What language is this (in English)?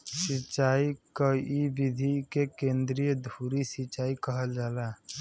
Bhojpuri